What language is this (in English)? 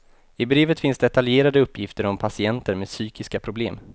Swedish